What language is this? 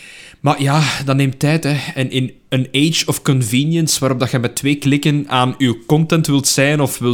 Dutch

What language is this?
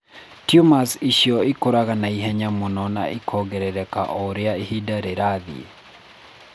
Kikuyu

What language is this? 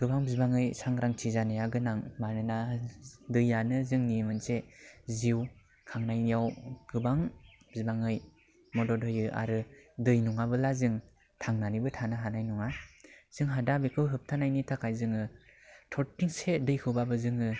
Bodo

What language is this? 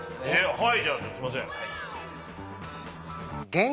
Japanese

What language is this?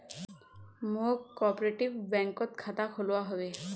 Magahi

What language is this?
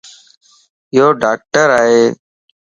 Lasi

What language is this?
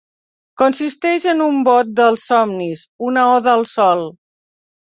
Catalan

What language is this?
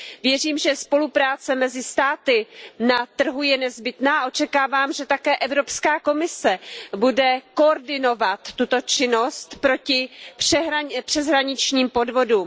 Czech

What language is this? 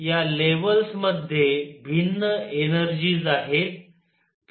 Marathi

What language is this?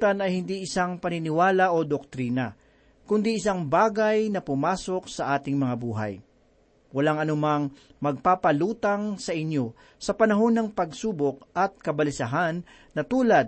Filipino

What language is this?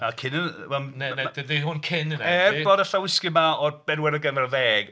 Welsh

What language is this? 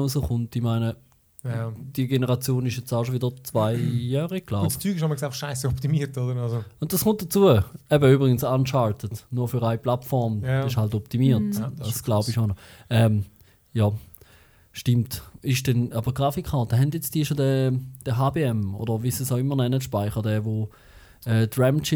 German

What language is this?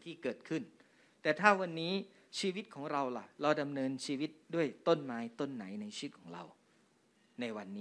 Thai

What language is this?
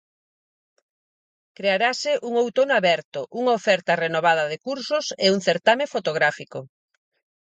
Galician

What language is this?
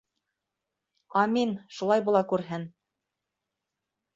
Bashkir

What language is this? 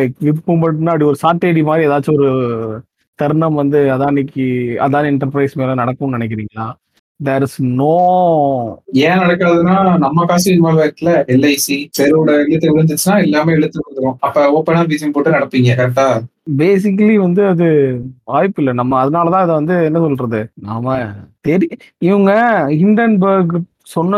Tamil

